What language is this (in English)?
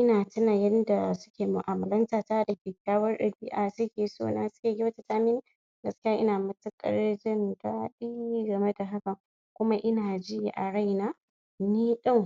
Hausa